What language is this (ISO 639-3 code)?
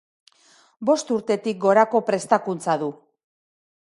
eus